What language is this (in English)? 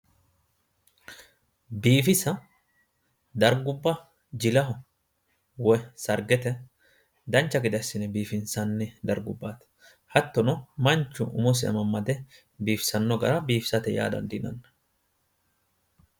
Sidamo